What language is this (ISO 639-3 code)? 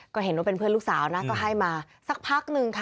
tha